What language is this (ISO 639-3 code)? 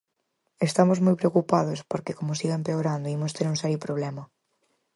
glg